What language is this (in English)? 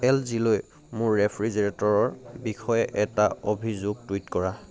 Assamese